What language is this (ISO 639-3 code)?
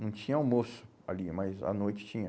por